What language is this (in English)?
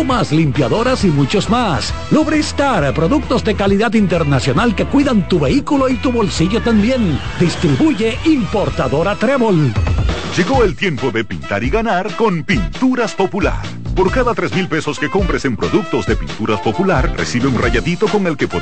Spanish